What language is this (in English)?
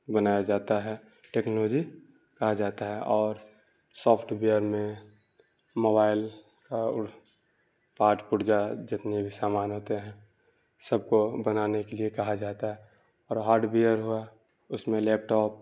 Urdu